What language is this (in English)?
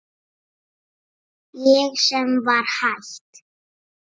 Icelandic